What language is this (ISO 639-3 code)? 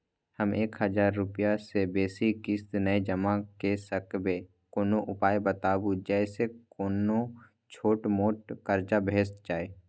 mai